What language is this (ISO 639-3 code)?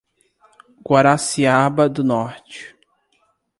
por